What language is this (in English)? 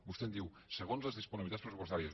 Catalan